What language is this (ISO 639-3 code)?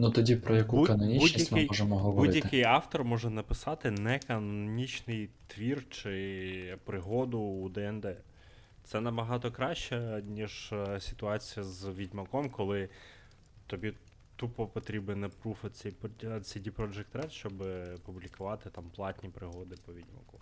ukr